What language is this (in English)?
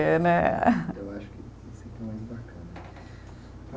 Portuguese